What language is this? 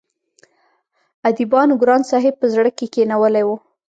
Pashto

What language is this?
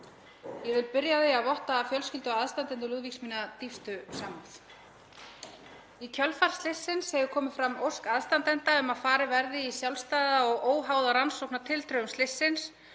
Icelandic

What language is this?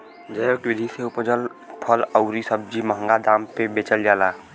Bhojpuri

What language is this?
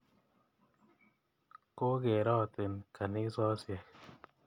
Kalenjin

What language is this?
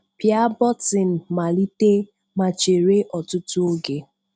Igbo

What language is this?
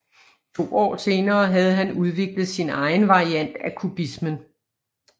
Danish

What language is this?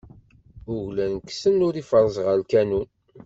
Kabyle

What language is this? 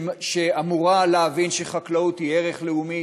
Hebrew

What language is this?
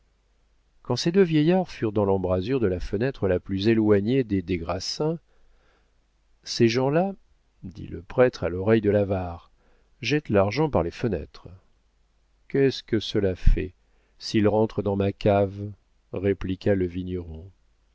French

